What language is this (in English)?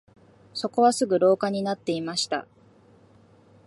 Japanese